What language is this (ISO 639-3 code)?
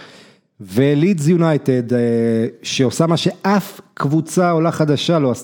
heb